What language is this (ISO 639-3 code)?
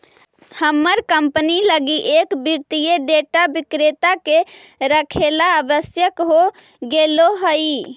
mag